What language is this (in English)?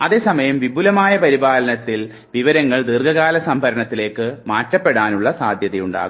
Malayalam